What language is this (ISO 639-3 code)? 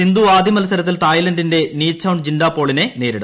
mal